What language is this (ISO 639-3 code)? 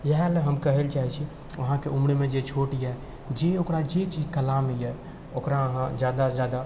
mai